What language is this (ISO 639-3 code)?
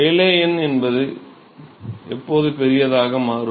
tam